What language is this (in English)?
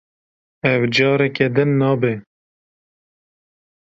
Kurdish